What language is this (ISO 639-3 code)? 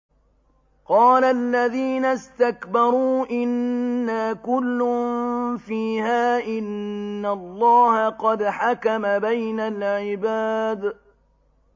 ara